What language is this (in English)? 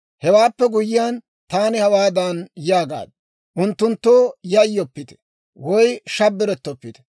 Dawro